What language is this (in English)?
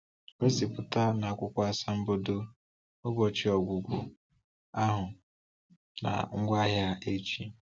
Igbo